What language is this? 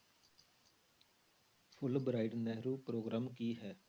Punjabi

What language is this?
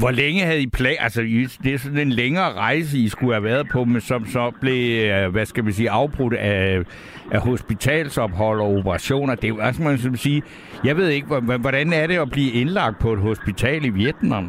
Danish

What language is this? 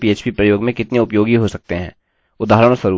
Hindi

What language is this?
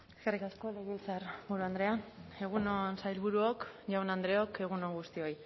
Basque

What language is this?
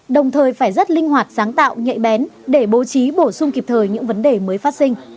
Vietnamese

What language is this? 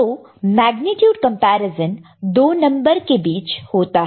Hindi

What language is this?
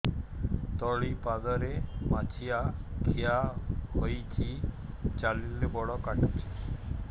Odia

